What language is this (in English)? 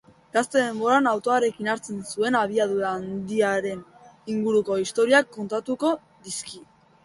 Basque